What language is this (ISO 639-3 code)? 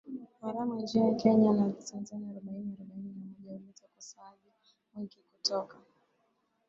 swa